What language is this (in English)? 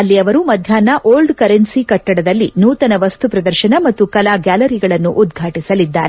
Kannada